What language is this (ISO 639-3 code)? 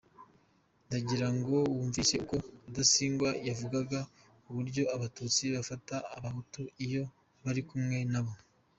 kin